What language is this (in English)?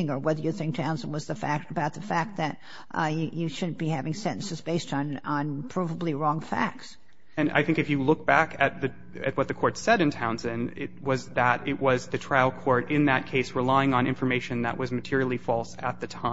English